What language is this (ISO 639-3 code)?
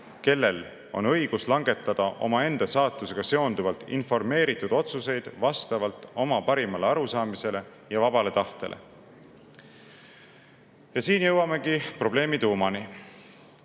est